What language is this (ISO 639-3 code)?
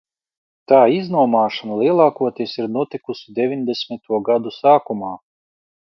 lav